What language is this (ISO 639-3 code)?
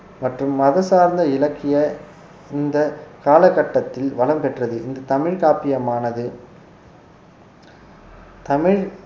tam